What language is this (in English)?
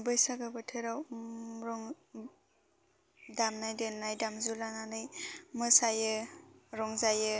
Bodo